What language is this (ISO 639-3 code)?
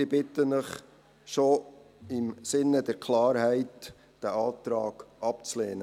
gsw